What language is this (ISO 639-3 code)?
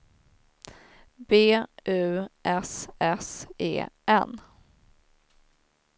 swe